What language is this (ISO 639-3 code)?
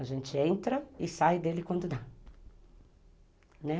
por